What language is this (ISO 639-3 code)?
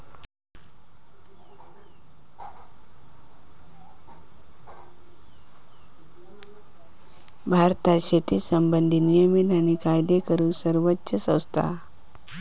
mar